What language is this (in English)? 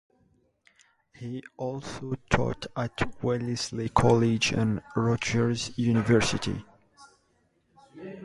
English